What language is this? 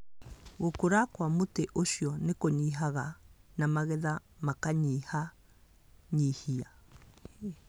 Kikuyu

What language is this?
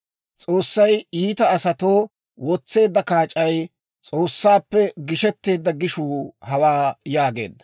Dawro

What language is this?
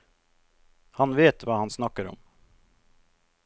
Norwegian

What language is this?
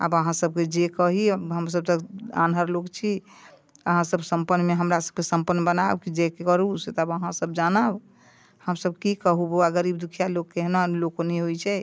Maithili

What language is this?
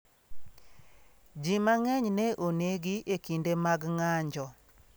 Luo (Kenya and Tanzania)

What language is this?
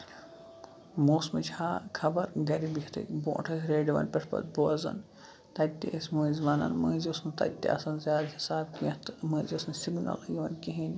Kashmiri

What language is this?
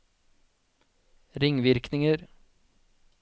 Norwegian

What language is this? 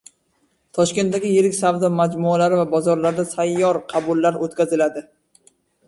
Uzbek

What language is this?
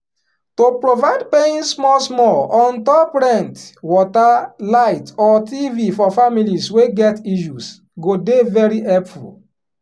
Nigerian Pidgin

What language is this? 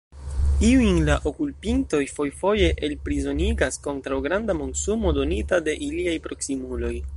Esperanto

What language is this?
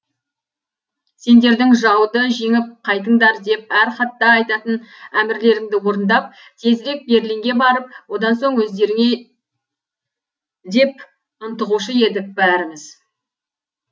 Kazakh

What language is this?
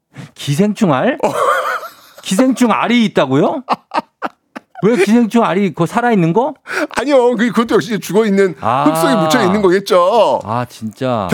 Korean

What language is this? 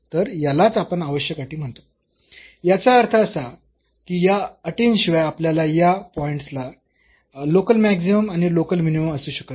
Marathi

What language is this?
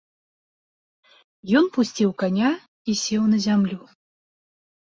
Belarusian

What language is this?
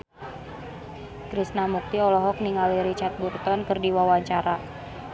Sundanese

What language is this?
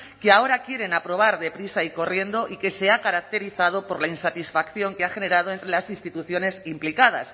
Spanish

